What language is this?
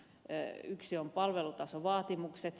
Finnish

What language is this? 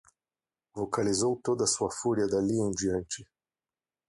Portuguese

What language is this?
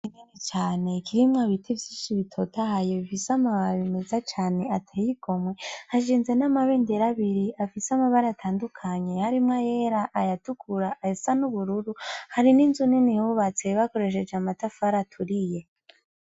Rundi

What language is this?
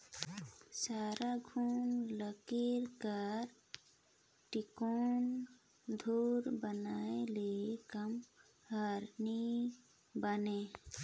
Chhattisgarhi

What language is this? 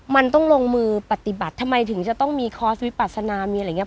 Thai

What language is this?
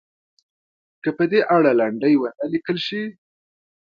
Pashto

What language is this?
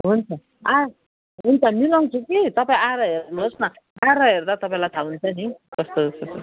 Nepali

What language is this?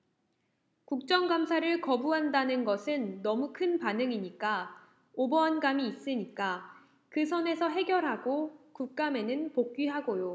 Korean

